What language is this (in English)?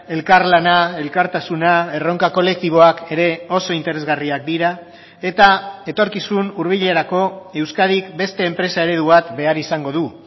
Basque